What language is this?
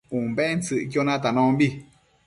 Matsés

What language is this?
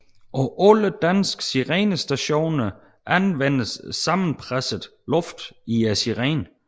Danish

